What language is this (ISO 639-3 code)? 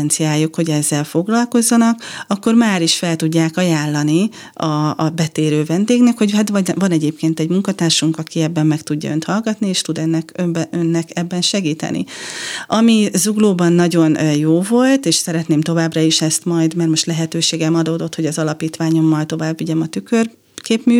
hun